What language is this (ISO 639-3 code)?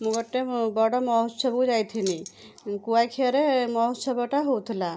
ori